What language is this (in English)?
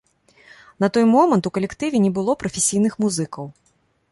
Belarusian